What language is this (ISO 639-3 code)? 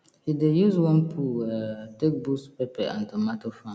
pcm